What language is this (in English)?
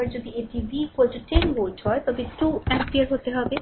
Bangla